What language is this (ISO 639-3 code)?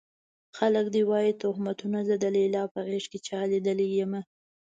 pus